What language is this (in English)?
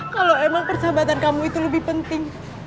Indonesian